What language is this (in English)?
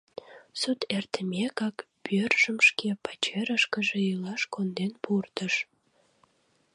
Mari